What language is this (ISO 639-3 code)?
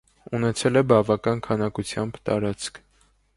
hye